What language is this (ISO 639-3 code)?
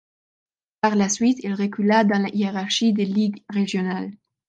fra